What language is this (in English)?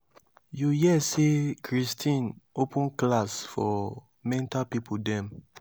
Nigerian Pidgin